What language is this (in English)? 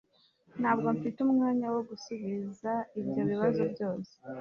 Kinyarwanda